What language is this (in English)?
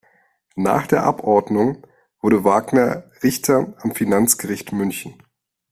German